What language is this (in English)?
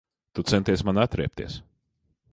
Latvian